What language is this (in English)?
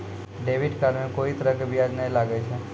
Maithili